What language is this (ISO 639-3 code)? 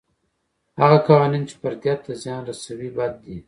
pus